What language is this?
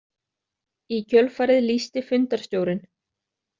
Icelandic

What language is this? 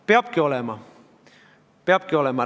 Estonian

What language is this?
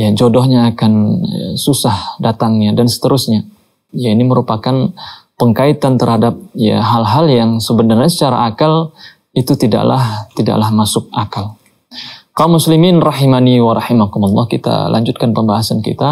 Indonesian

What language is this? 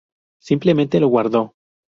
Spanish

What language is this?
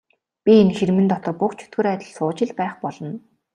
Mongolian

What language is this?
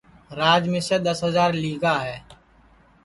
Sansi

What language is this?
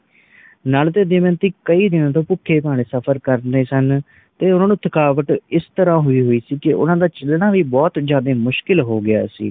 Punjabi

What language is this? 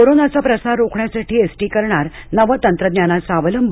Marathi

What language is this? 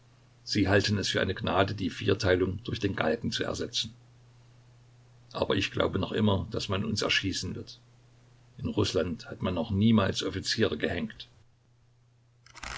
German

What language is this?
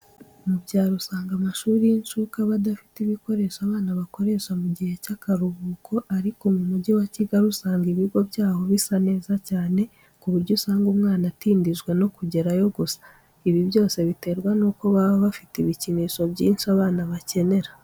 Kinyarwanda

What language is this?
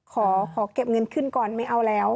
Thai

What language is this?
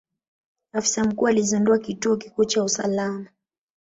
Swahili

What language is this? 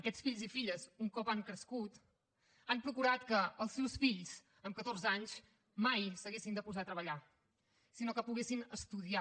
Catalan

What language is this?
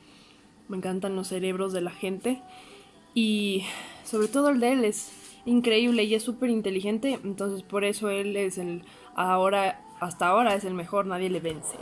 Spanish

